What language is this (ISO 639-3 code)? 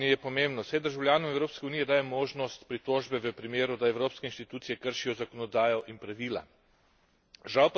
slv